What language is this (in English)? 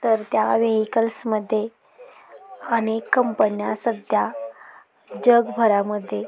Marathi